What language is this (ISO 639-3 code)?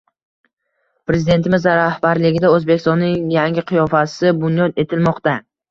uzb